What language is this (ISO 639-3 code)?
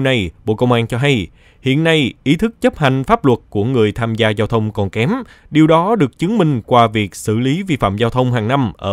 vie